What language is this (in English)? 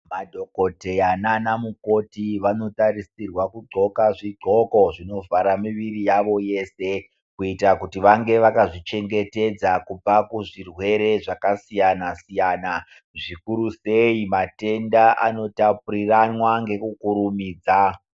Ndau